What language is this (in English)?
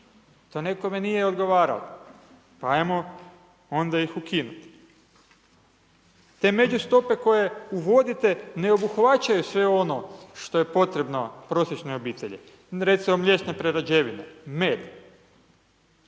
Croatian